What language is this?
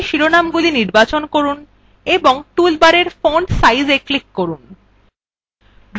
Bangla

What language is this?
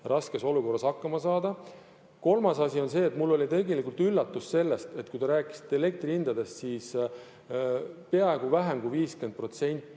Estonian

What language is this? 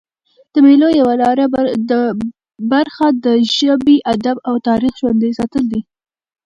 Pashto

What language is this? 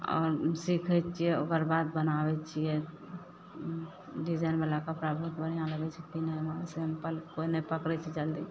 Maithili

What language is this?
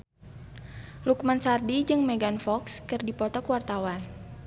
Sundanese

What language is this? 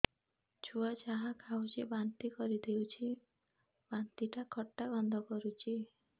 Odia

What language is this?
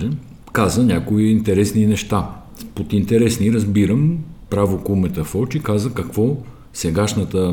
Bulgarian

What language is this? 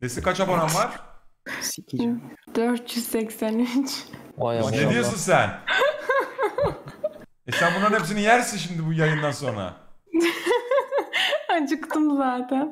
Turkish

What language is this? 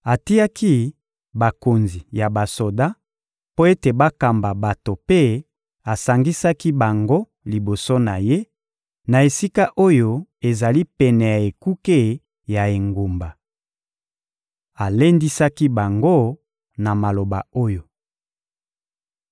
Lingala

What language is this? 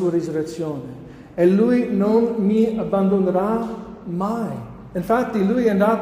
Italian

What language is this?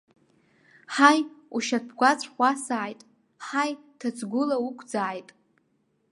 Abkhazian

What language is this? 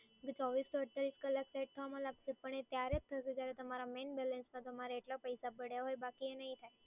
Gujarati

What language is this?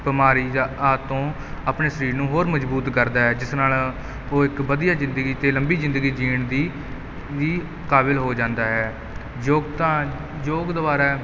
Punjabi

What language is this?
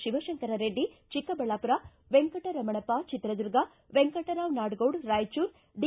Kannada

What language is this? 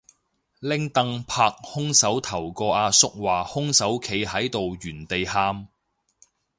Cantonese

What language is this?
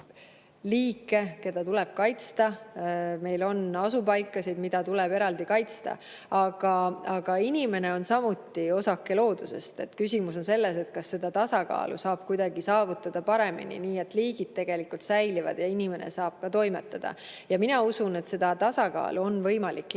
Estonian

